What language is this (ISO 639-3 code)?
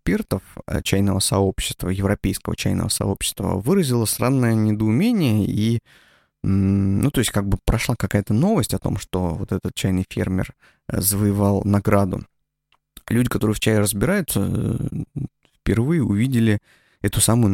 rus